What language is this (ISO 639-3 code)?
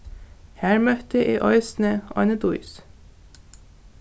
fao